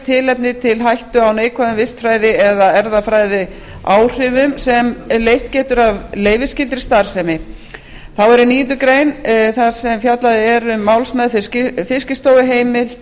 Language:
Icelandic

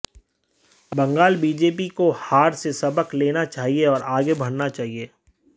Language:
Hindi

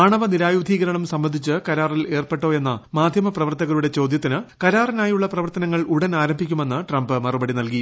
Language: Malayalam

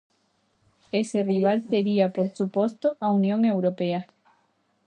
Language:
Galician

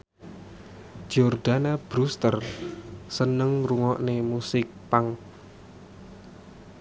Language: Javanese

